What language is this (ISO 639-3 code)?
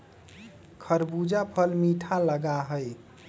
mag